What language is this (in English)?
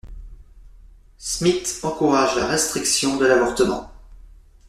French